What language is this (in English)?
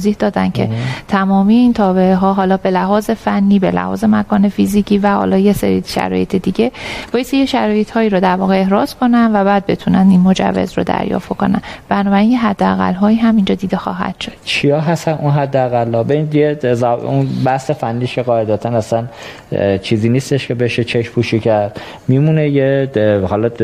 Persian